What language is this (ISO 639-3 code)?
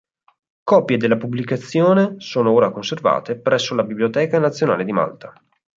ita